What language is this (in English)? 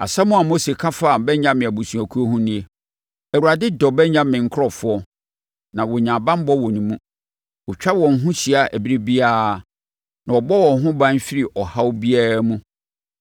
Akan